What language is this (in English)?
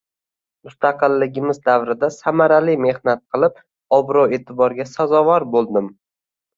Uzbek